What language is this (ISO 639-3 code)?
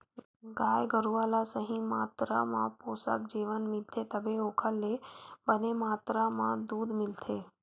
hne